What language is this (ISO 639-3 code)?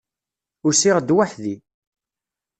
kab